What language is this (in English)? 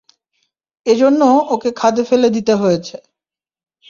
Bangla